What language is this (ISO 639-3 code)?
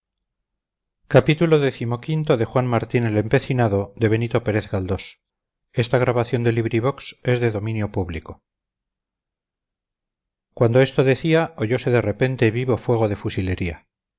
spa